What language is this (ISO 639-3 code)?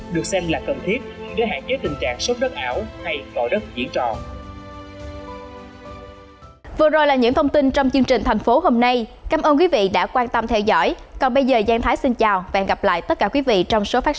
vie